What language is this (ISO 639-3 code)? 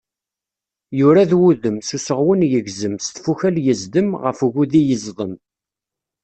kab